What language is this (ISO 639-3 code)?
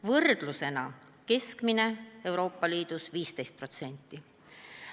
est